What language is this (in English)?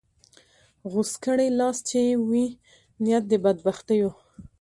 Pashto